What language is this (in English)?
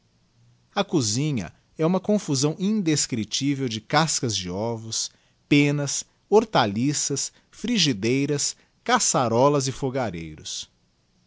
Portuguese